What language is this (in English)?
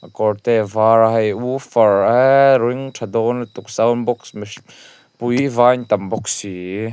Mizo